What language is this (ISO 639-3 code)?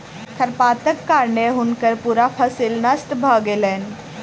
mai